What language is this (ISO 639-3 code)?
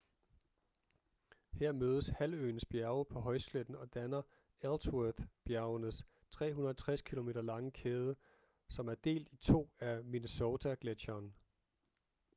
dan